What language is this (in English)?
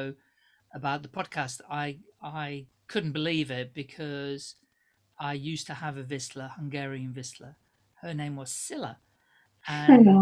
English